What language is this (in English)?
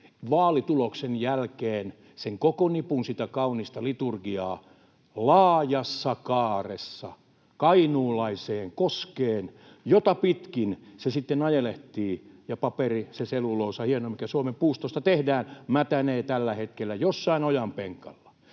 Finnish